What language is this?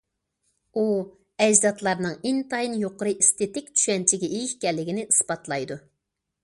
Uyghur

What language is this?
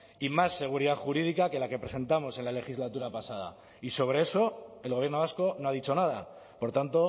Spanish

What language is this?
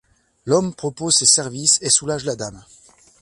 French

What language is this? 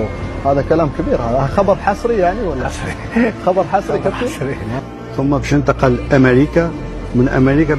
Arabic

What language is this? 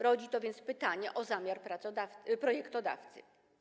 Polish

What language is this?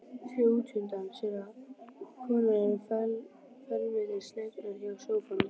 Icelandic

